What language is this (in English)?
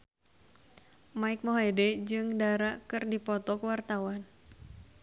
Sundanese